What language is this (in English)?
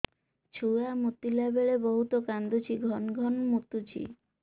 Odia